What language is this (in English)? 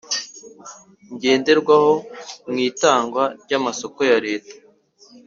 Kinyarwanda